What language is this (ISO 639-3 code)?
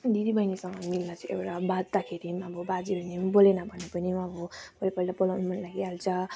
nep